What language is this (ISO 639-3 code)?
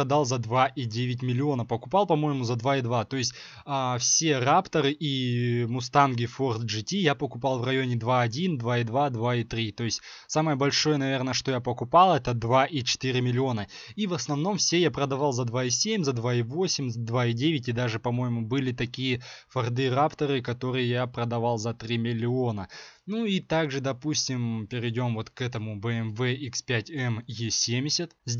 rus